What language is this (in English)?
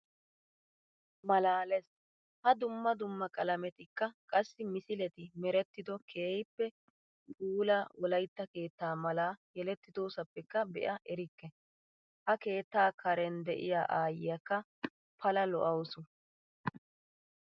Wolaytta